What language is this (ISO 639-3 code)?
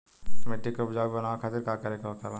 bho